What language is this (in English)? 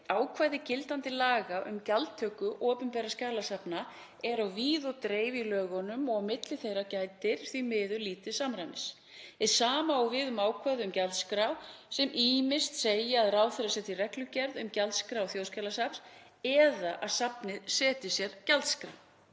Icelandic